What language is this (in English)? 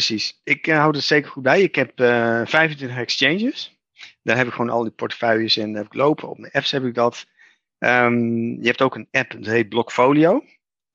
Dutch